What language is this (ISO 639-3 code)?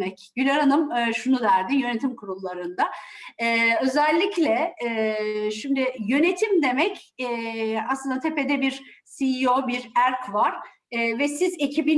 tur